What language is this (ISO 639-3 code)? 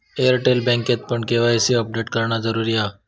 mar